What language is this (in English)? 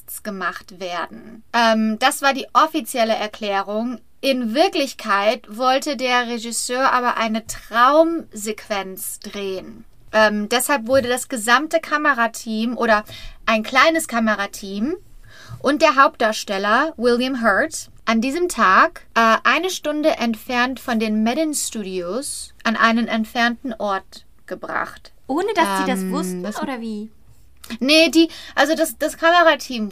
German